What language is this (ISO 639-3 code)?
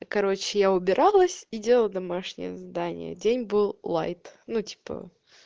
rus